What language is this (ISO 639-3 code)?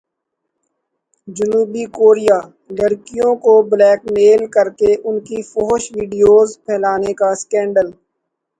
urd